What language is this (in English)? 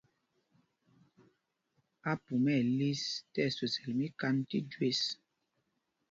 Mpumpong